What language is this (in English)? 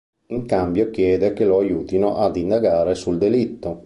Italian